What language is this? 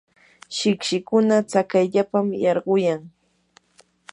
Yanahuanca Pasco Quechua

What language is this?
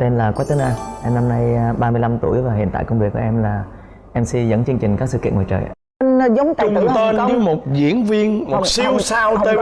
Vietnamese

